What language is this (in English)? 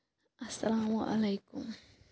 Kashmiri